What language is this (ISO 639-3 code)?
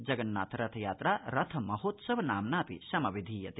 san